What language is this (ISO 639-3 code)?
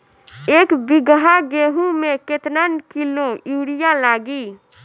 bho